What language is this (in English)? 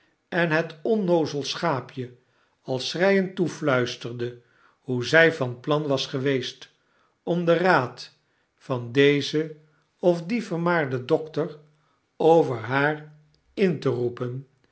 Dutch